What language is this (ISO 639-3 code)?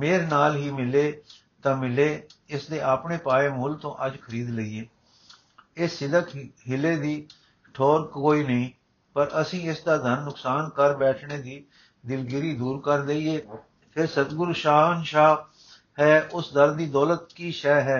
pan